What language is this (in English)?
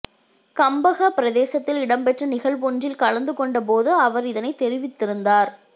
Tamil